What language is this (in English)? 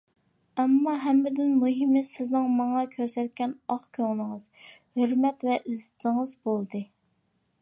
Uyghur